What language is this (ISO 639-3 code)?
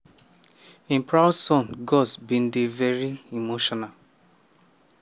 pcm